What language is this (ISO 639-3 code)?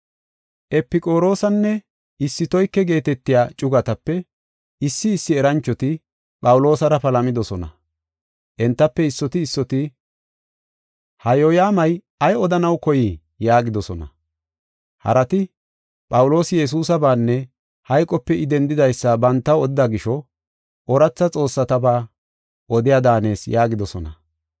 gof